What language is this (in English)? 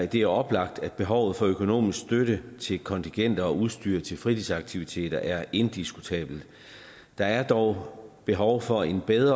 Danish